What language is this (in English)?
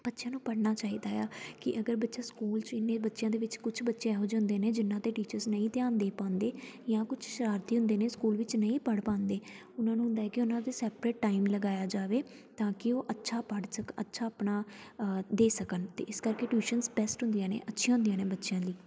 Punjabi